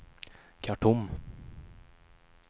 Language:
Swedish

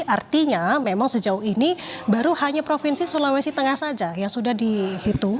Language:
Indonesian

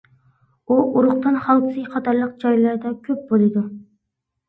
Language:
Uyghur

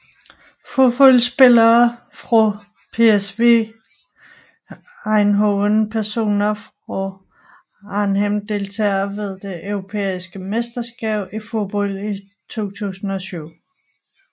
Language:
Danish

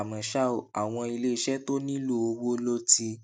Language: Yoruba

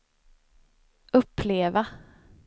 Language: Swedish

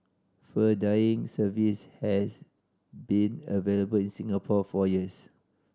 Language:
English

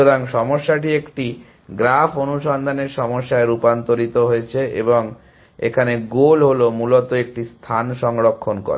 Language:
Bangla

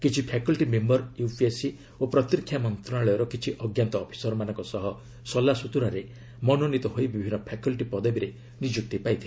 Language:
Odia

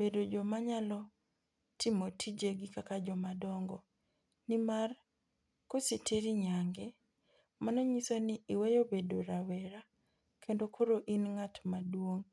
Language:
Luo (Kenya and Tanzania)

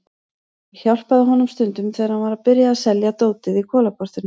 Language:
Icelandic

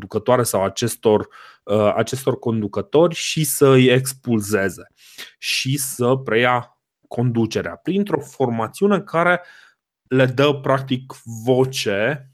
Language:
Romanian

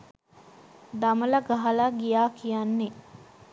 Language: Sinhala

